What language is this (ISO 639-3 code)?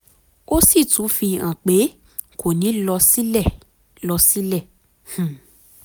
yor